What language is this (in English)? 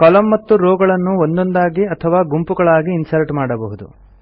Kannada